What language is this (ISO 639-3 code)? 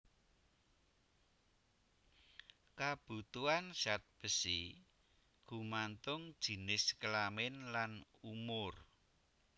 jav